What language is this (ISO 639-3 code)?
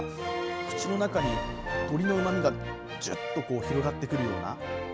jpn